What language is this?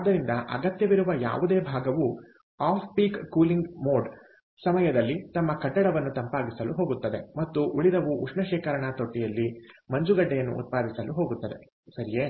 Kannada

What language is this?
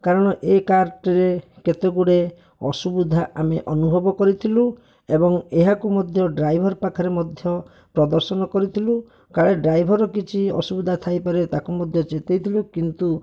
Odia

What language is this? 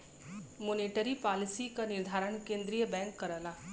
Bhojpuri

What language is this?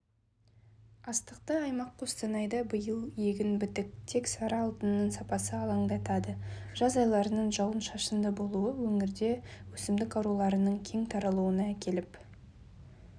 Kazakh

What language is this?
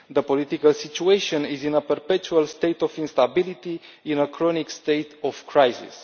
English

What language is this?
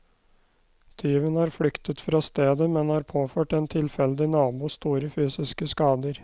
Norwegian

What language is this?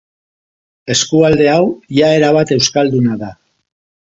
Basque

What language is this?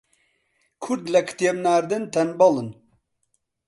Central Kurdish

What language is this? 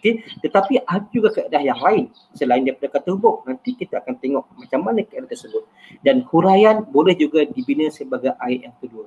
Malay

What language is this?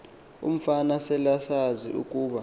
Xhosa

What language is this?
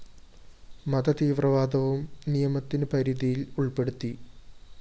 Malayalam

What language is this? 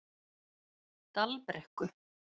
Icelandic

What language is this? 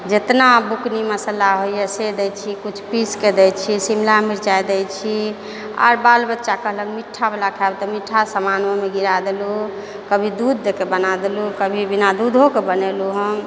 Maithili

